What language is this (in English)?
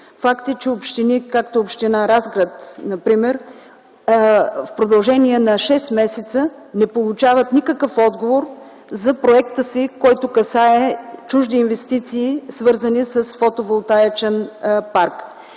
Bulgarian